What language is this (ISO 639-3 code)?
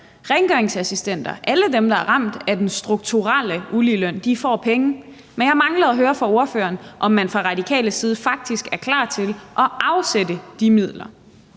dan